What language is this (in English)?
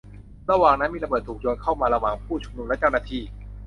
Thai